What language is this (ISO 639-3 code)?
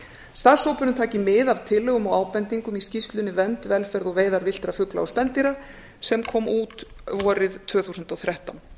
isl